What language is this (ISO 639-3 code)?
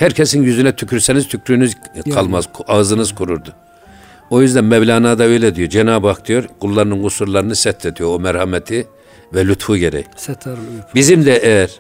tur